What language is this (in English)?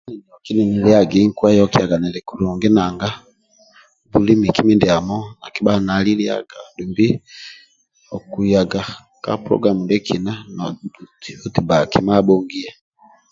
Amba (Uganda)